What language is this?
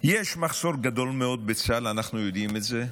Hebrew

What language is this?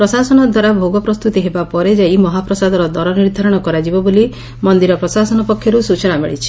Odia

